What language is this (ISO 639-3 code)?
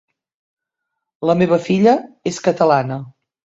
cat